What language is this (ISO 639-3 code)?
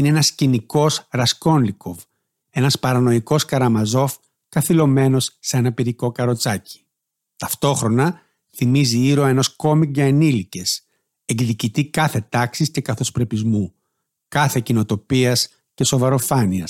ell